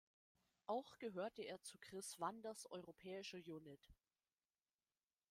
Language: German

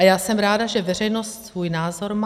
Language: Czech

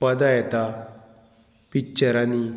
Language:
Konkani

